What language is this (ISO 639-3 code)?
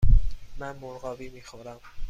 fas